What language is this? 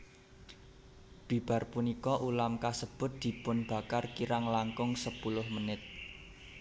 Javanese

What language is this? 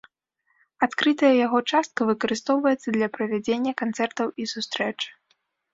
Belarusian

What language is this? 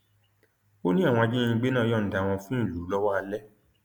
Yoruba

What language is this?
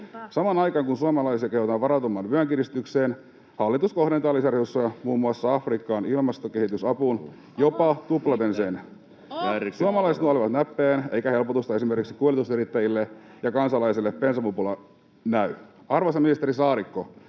Finnish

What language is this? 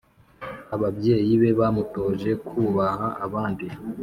Kinyarwanda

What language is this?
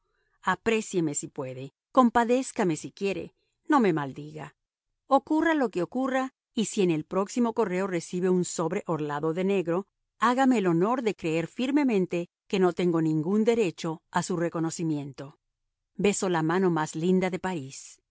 Spanish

